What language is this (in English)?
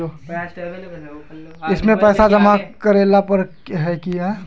Magahi